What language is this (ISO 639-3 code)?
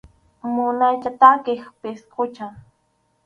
qxu